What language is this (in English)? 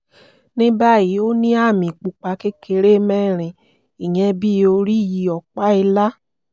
Yoruba